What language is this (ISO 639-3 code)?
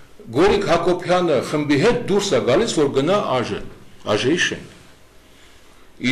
ron